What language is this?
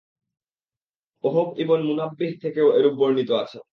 Bangla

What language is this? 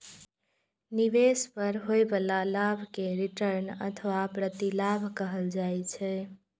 Maithili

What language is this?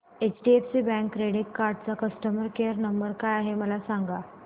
Marathi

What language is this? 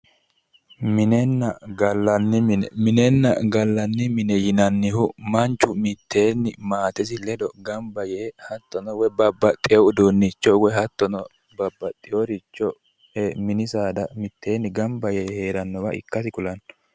Sidamo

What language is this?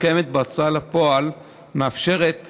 Hebrew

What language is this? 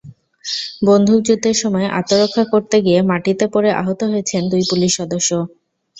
Bangla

